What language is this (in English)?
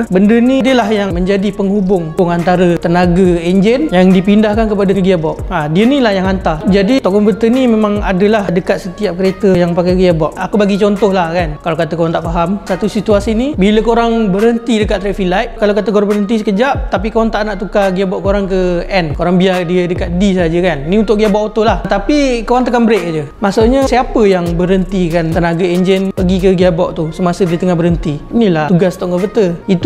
Malay